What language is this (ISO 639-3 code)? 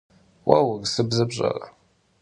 kbd